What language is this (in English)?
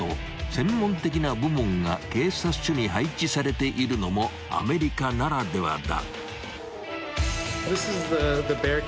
Japanese